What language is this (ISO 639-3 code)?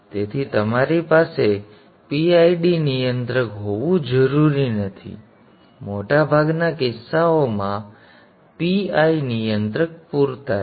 guj